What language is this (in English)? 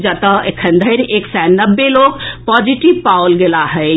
Maithili